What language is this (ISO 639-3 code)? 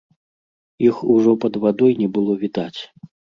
bel